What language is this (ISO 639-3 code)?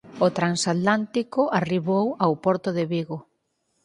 glg